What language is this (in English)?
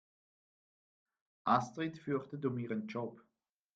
German